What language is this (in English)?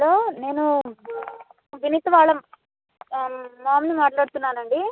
Telugu